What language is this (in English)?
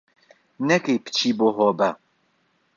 Central Kurdish